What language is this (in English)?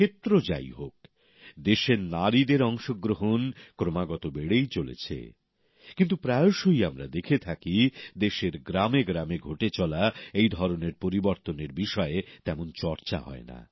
Bangla